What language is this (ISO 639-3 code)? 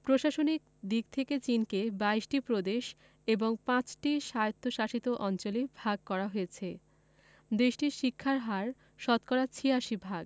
ben